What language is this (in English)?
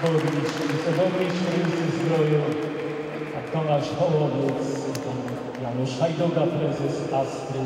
Polish